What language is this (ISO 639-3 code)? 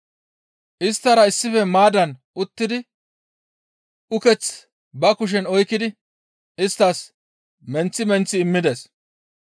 gmv